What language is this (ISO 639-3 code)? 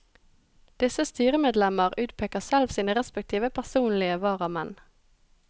nor